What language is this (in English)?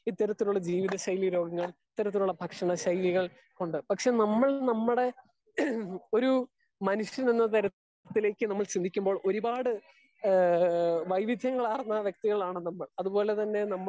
Malayalam